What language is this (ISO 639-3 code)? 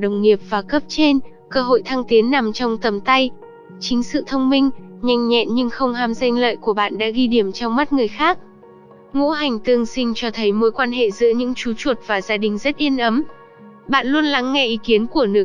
vie